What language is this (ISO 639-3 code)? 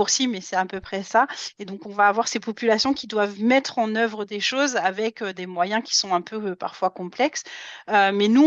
fra